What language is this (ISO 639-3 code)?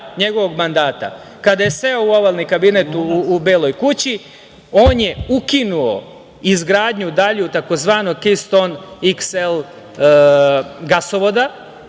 srp